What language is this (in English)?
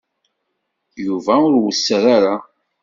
Kabyle